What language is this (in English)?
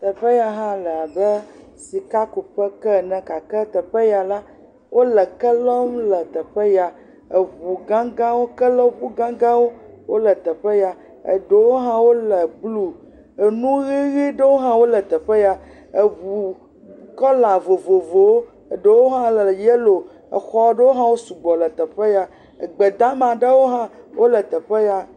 Ewe